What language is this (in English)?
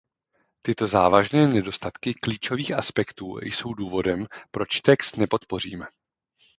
Czech